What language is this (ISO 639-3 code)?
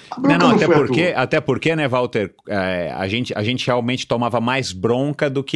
por